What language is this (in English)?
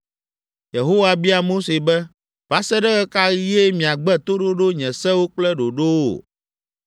Ewe